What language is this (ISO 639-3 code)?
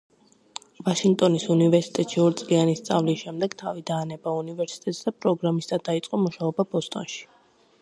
kat